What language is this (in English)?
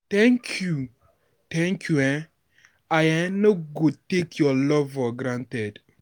Nigerian Pidgin